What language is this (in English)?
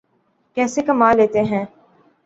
Urdu